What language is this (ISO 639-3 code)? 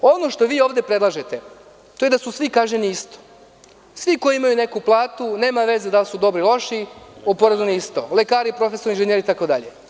srp